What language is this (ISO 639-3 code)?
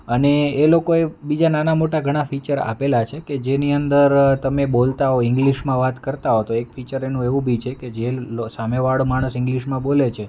guj